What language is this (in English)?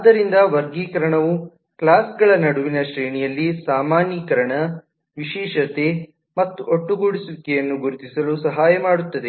Kannada